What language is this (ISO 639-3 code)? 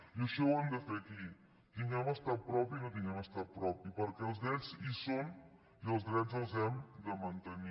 cat